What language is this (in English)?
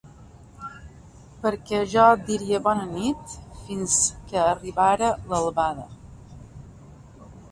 Catalan